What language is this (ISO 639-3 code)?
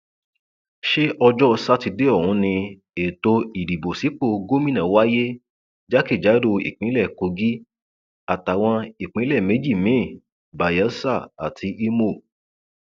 yor